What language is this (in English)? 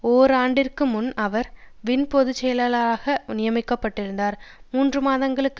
Tamil